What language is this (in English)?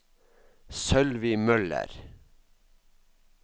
Norwegian